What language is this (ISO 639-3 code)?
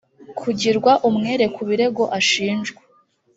kin